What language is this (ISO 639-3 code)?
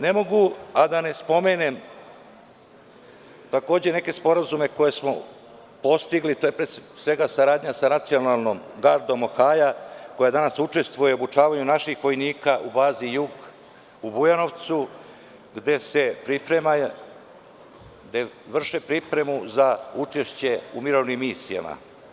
srp